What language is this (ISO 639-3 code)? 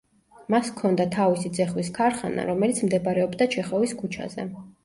kat